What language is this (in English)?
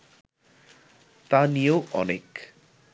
Bangla